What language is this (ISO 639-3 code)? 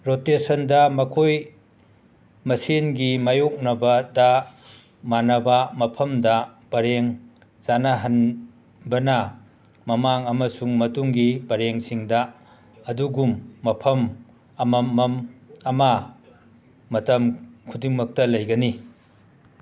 mni